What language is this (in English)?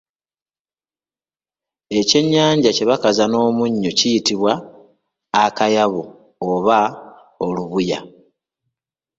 Ganda